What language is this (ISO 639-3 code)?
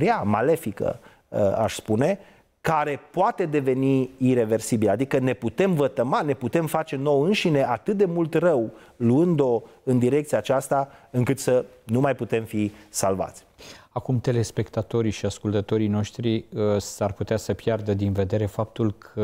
ron